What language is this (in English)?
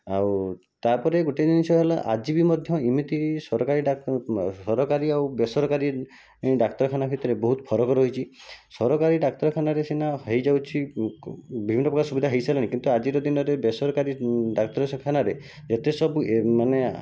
Odia